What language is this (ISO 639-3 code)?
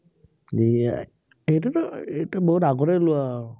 asm